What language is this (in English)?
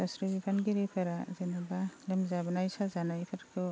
Bodo